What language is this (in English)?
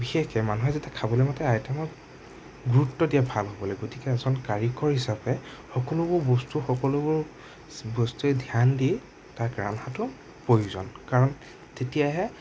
Assamese